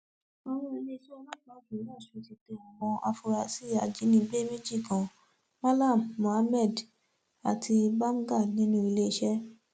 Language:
Yoruba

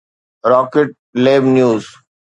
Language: Sindhi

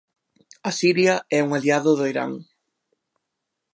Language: Galician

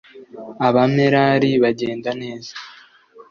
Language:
Kinyarwanda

